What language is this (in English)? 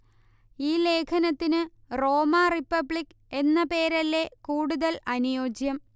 Malayalam